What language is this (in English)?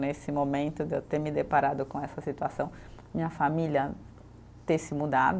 Portuguese